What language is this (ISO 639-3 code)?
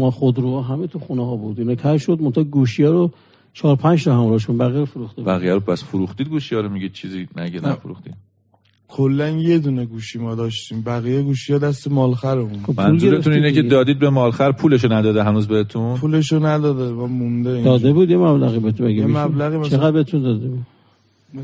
fas